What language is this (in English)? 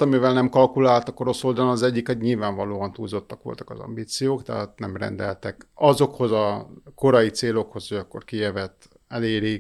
Hungarian